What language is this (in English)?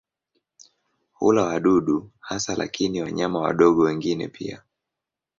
Swahili